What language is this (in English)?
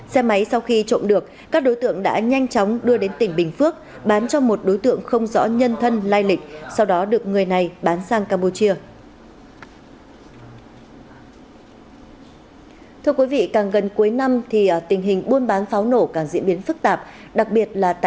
Vietnamese